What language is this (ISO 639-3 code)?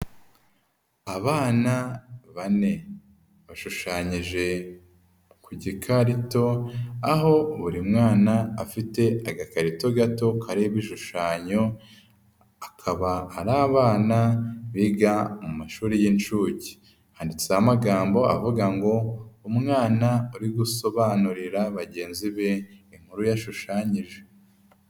kin